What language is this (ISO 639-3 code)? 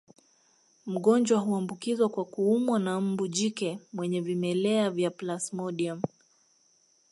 swa